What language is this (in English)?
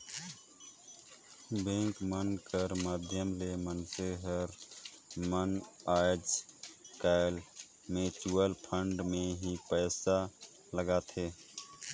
Chhattisgarhi